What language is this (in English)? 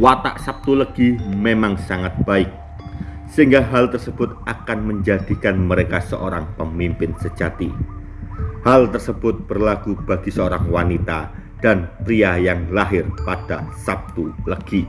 Indonesian